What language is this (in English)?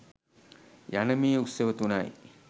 Sinhala